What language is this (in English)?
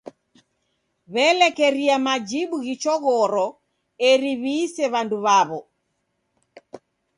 Taita